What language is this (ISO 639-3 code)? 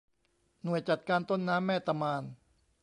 tha